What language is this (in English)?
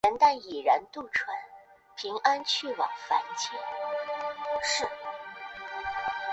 Chinese